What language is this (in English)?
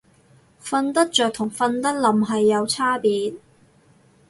Cantonese